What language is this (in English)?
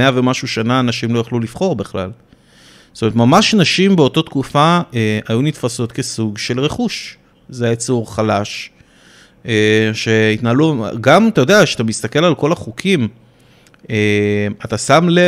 Hebrew